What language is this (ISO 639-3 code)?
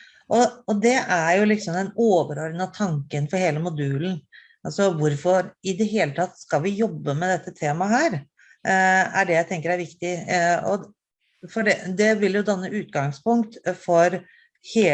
nor